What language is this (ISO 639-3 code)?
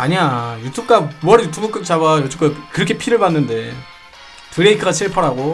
kor